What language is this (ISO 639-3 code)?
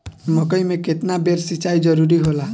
bho